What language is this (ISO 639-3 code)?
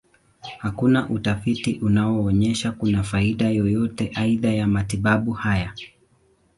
swa